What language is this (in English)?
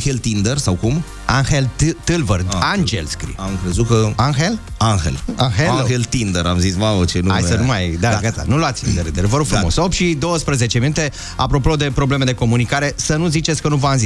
Romanian